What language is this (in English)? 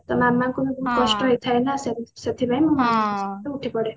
Odia